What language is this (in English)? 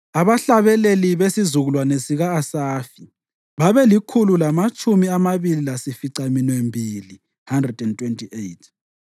North Ndebele